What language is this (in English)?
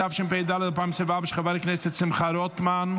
Hebrew